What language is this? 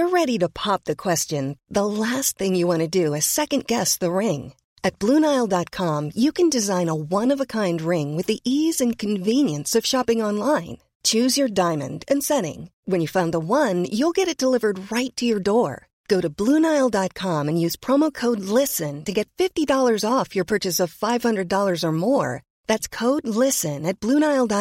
Filipino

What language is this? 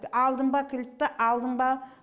Kazakh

